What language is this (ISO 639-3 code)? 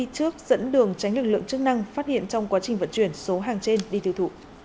vie